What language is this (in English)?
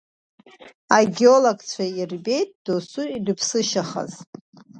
Abkhazian